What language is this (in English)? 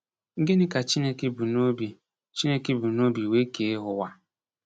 Igbo